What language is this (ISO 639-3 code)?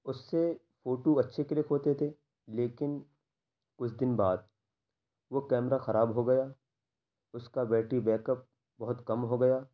urd